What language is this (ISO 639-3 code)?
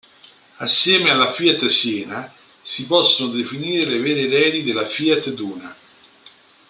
ita